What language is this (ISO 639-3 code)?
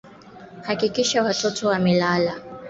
swa